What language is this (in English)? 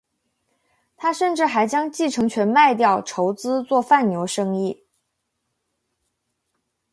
Chinese